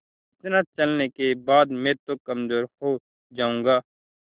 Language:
Hindi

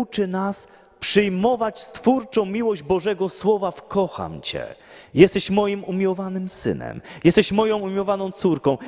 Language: Polish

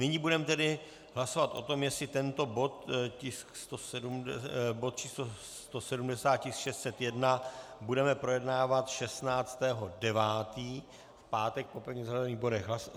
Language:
Czech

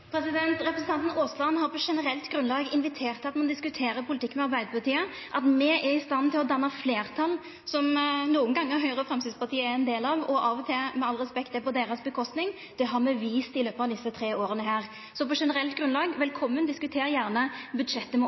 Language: Norwegian Nynorsk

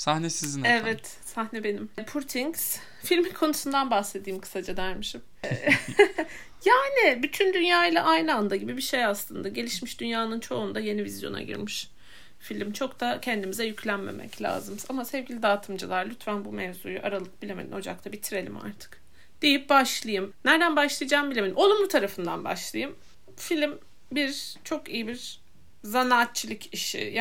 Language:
Turkish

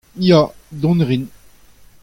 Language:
Breton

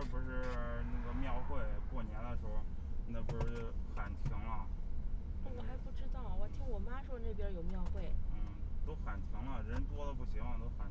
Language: Chinese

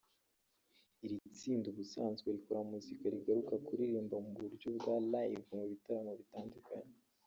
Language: Kinyarwanda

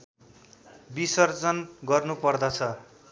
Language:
Nepali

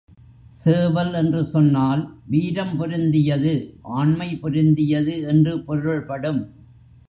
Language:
Tamil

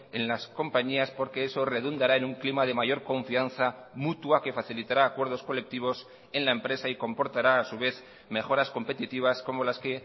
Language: Spanish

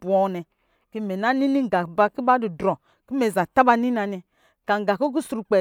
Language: Lijili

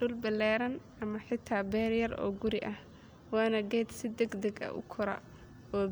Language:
Somali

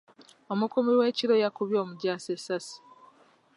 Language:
Ganda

